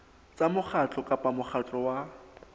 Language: Southern Sotho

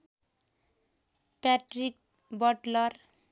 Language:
Nepali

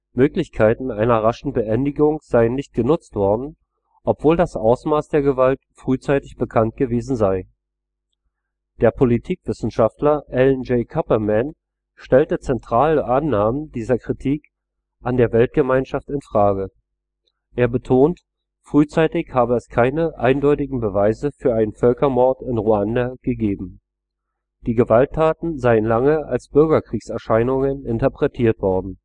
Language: German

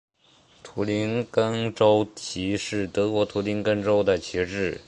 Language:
Chinese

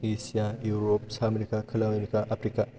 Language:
Bodo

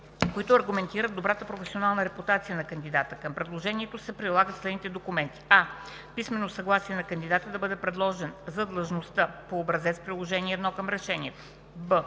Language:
Bulgarian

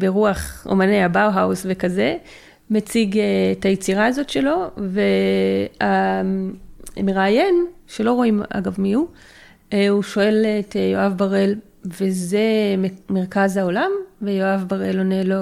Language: Hebrew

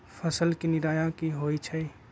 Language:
Magahi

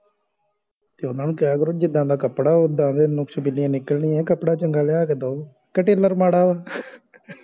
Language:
Punjabi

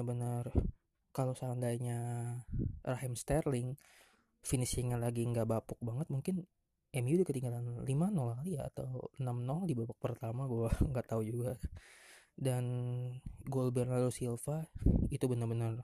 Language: Indonesian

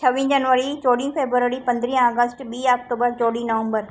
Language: Sindhi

